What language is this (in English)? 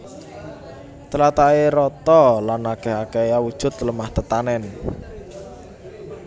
Javanese